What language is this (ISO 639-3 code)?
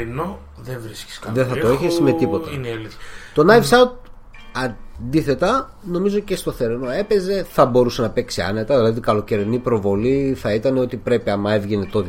ell